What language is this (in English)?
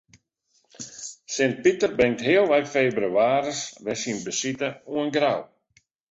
Western Frisian